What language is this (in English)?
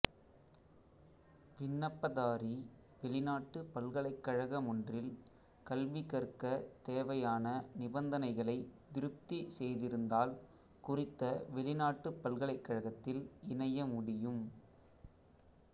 Tamil